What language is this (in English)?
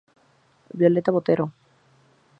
Spanish